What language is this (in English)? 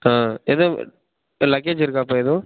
Tamil